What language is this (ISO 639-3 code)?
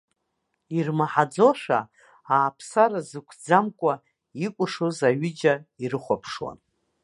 abk